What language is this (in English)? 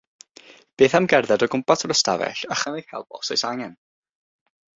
Welsh